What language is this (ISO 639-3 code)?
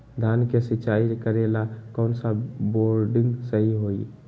mag